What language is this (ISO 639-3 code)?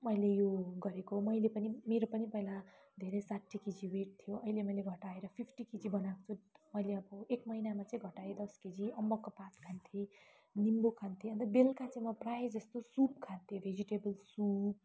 nep